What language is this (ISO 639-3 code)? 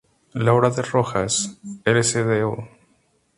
spa